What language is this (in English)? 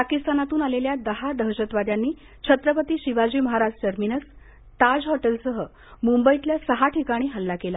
Marathi